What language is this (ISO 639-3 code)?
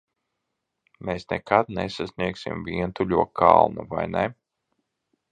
lav